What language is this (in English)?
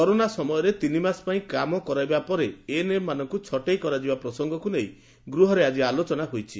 Odia